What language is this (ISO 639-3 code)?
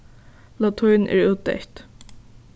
fao